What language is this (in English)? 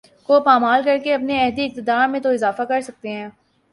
Urdu